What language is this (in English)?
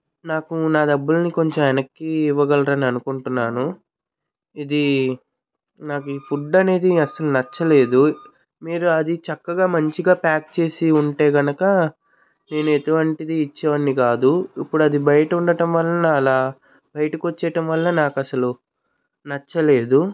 Telugu